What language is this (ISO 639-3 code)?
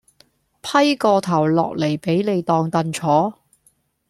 yue